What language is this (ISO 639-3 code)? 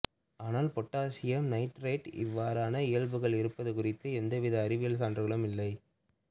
tam